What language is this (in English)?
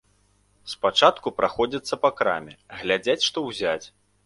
Belarusian